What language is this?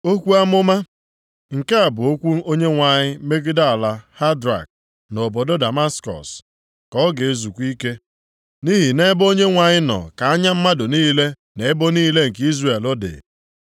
Igbo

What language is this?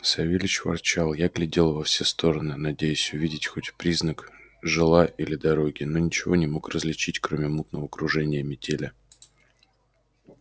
Russian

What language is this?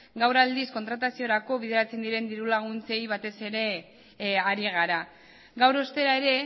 Basque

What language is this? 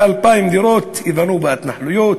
Hebrew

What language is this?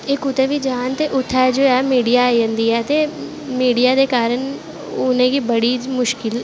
Dogri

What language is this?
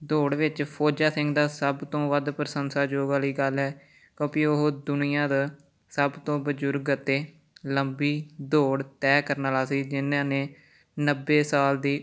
Punjabi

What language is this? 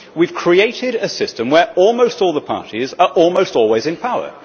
English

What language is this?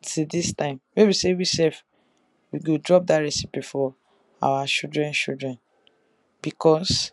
Nigerian Pidgin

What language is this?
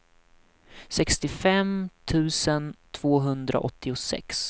Swedish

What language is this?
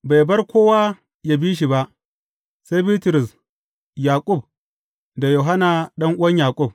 Hausa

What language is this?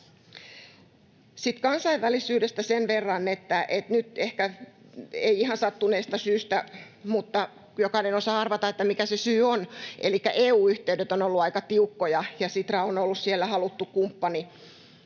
Finnish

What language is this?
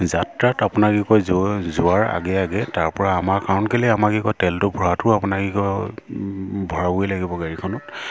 Assamese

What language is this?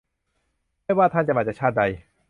Thai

